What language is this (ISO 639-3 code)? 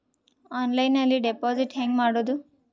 kan